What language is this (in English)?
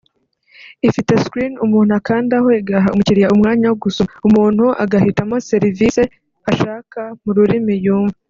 Kinyarwanda